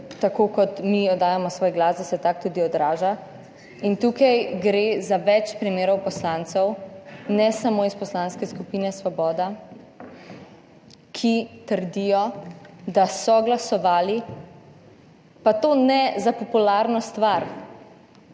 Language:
Slovenian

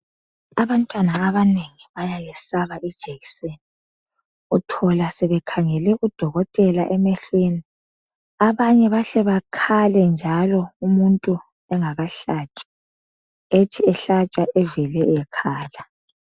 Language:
North Ndebele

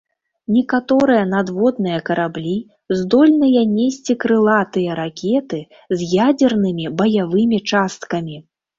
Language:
Belarusian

